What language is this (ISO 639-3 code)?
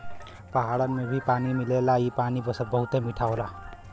bho